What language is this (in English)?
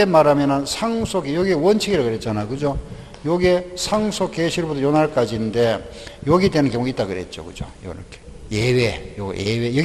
Korean